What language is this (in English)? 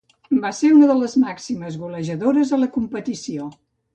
Catalan